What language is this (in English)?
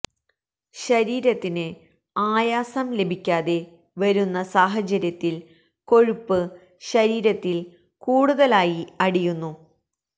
Malayalam